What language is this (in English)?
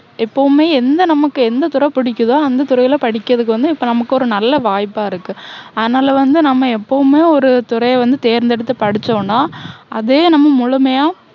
Tamil